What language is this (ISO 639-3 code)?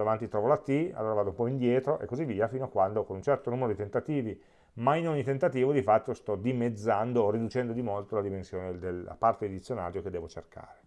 ita